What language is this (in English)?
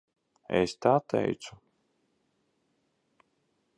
Latvian